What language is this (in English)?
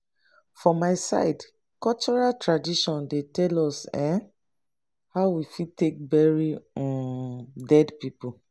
Nigerian Pidgin